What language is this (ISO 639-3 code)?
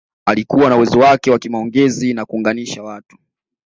swa